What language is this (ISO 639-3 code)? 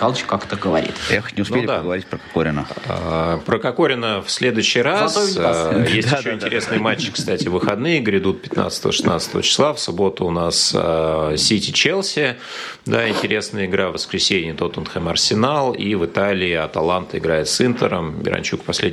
rus